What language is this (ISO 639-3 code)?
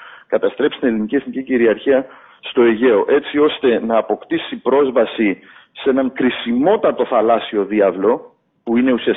ell